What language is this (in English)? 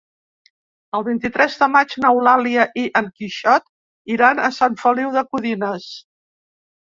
Catalan